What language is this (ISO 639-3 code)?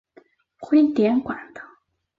zho